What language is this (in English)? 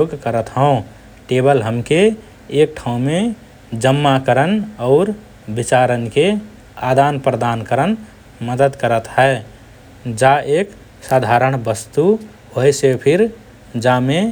Rana Tharu